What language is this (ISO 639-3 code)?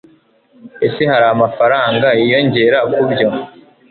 kin